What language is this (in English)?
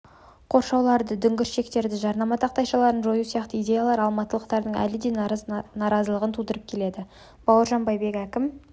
Kazakh